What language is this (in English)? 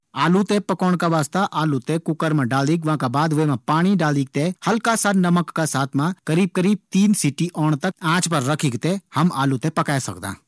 Garhwali